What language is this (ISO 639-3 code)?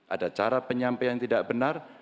ind